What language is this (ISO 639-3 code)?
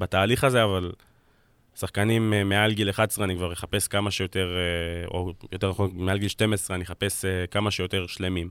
heb